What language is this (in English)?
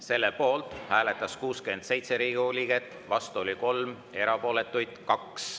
Estonian